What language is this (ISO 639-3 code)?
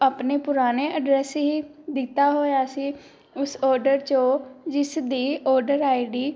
pan